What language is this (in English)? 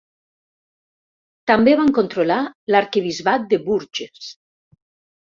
Catalan